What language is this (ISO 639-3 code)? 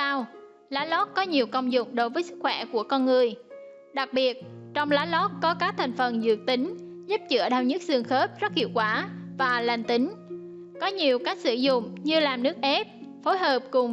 vie